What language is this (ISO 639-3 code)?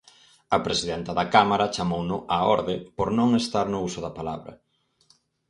glg